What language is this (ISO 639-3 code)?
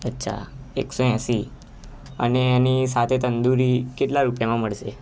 guj